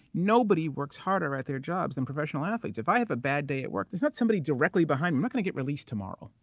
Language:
English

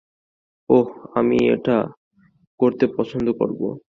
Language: Bangla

